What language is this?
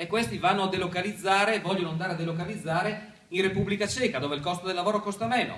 Italian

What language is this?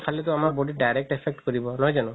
Assamese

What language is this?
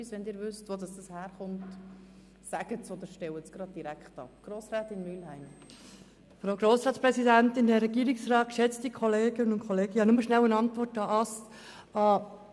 Swiss German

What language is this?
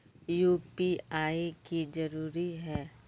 Magahi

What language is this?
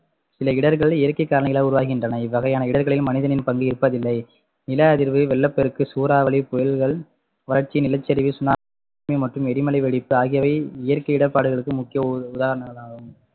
Tamil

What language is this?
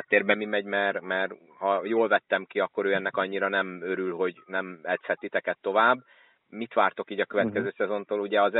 Hungarian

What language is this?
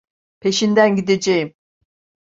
Turkish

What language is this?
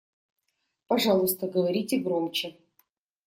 Russian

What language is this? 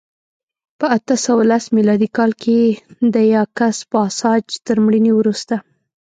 Pashto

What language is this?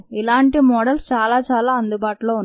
Telugu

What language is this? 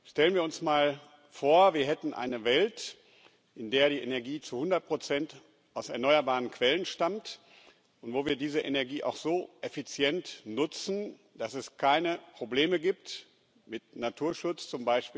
German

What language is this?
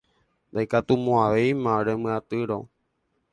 Guarani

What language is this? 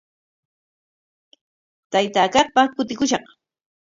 Corongo Ancash Quechua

